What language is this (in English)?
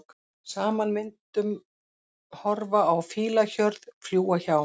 Icelandic